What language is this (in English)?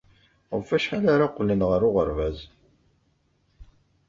Kabyle